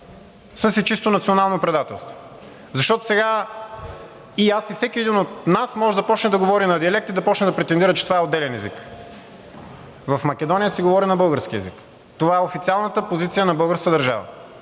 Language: Bulgarian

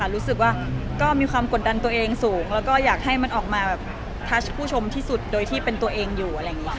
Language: Thai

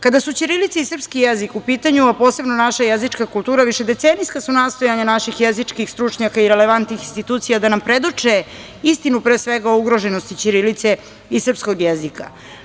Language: Serbian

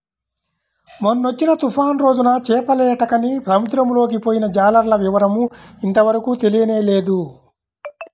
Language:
Telugu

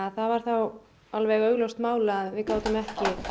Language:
Icelandic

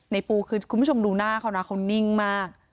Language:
Thai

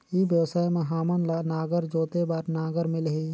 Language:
Chhattisgarhi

